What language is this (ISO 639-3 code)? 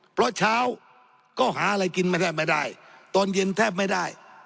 tha